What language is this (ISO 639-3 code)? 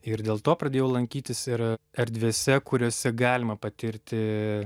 lit